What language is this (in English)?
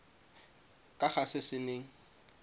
Tswana